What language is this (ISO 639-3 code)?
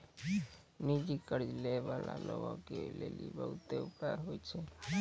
mai